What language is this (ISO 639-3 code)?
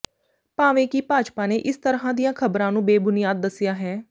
pan